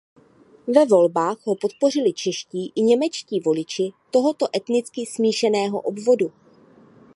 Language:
Czech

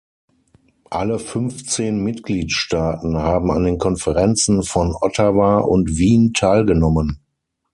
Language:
German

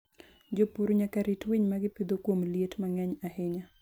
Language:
Luo (Kenya and Tanzania)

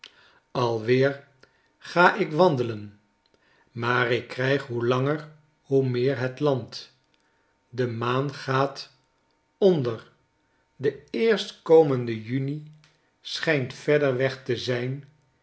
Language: Dutch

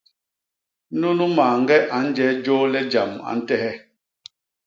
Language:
Basaa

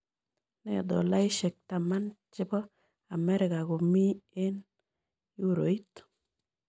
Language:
Kalenjin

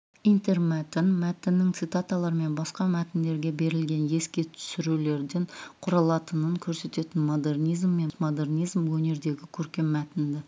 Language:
Kazakh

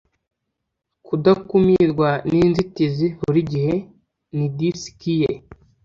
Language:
Kinyarwanda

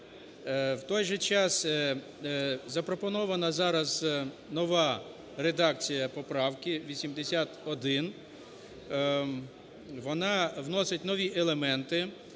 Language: Ukrainian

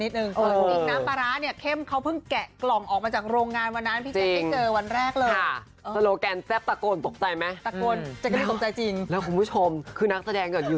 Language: Thai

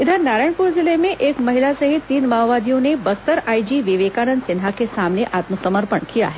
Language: Hindi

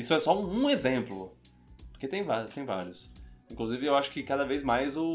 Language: Portuguese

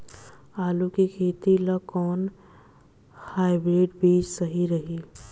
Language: Bhojpuri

